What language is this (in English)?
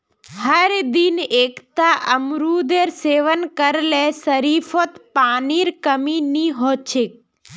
Magahi